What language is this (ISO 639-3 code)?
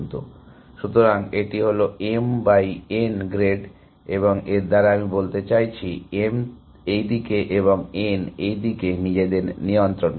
ben